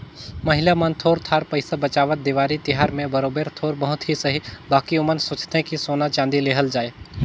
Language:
Chhattisgarhi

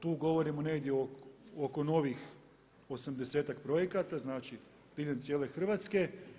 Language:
Croatian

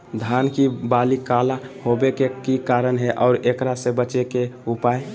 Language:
Magahi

